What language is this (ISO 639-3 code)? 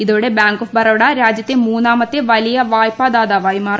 mal